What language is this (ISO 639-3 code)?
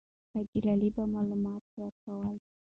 pus